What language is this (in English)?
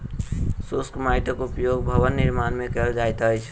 Maithili